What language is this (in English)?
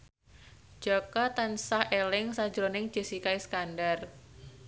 Javanese